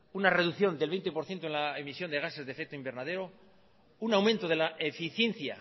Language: Spanish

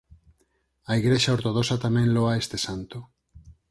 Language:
Galician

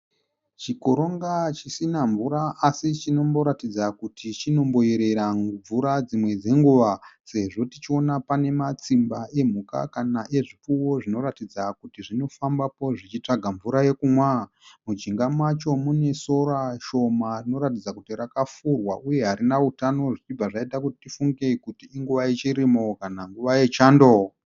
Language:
Shona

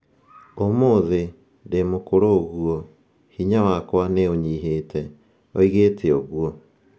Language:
Kikuyu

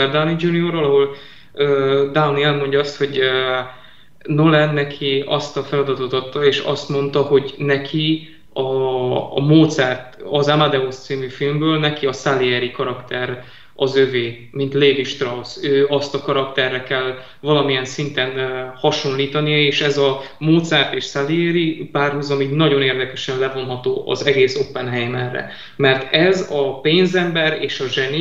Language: Hungarian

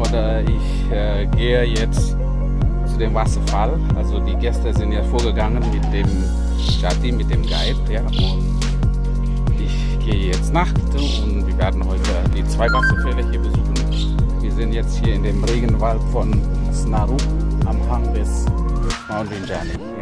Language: German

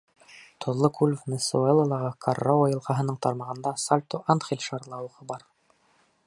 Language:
Bashkir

